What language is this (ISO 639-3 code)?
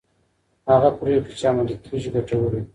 pus